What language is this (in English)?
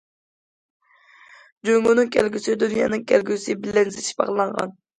Uyghur